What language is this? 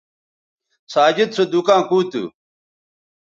Bateri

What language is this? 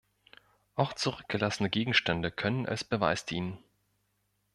German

